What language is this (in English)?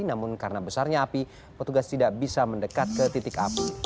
Indonesian